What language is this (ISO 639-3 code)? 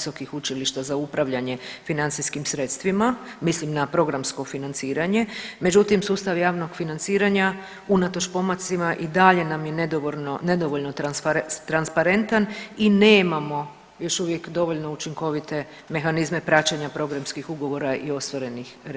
hrv